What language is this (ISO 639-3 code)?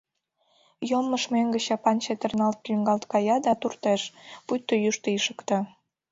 chm